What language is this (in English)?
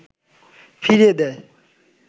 Bangla